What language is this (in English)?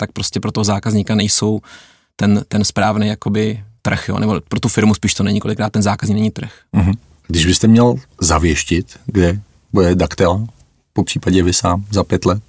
Czech